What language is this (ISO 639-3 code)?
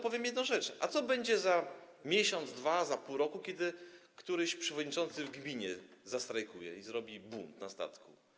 pol